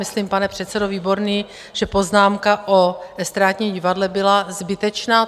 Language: Czech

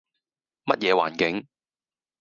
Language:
Cantonese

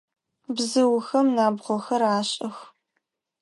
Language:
Adyghe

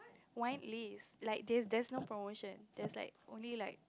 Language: English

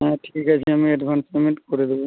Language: Bangla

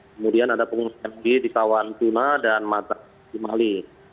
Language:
Indonesian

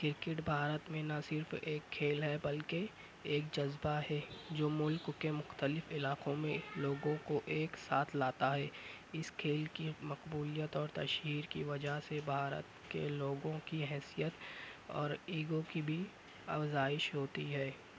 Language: Urdu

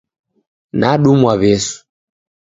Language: Taita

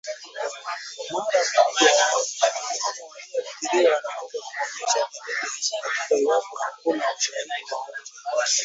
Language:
Swahili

